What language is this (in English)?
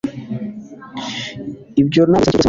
Kinyarwanda